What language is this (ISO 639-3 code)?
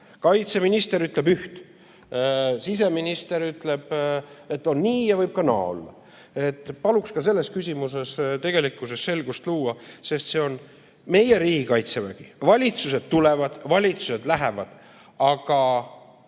est